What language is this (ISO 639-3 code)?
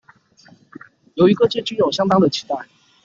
zho